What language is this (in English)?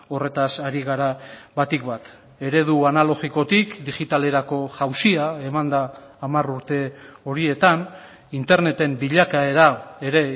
Basque